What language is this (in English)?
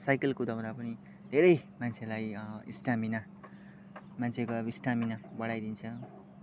Nepali